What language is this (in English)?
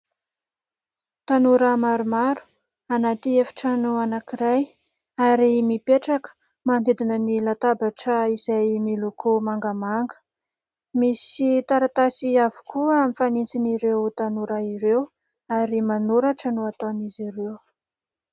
Malagasy